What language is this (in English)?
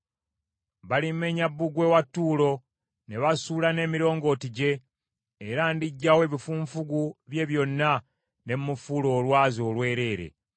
Ganda